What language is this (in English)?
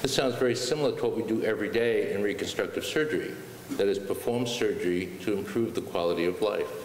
English